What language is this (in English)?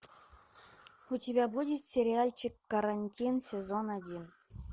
Russian